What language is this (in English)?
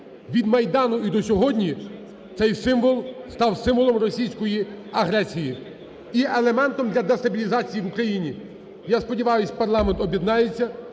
Ukrainian